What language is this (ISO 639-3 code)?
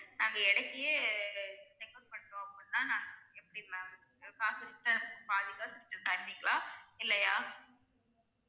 tam